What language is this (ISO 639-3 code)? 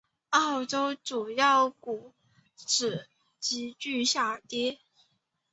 zho